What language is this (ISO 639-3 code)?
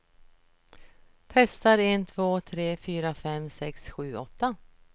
swe